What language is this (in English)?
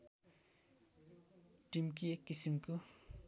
Nepali